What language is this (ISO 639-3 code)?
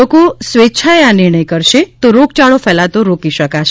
guj